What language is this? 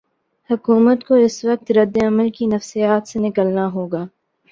Urdu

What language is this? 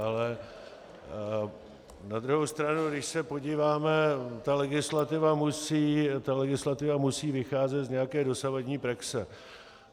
Czech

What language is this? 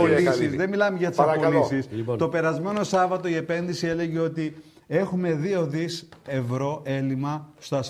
Greek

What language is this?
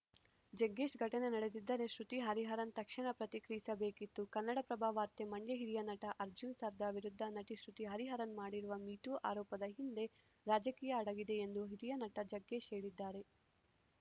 Kannada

